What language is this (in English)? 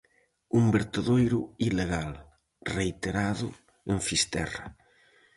Galician